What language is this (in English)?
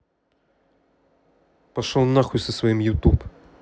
Russian